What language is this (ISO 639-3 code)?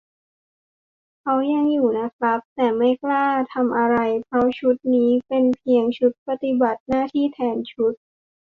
tha